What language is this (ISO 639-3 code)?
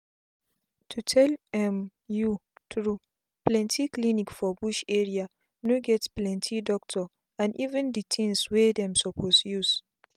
pcm